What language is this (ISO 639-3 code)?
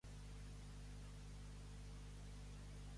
cat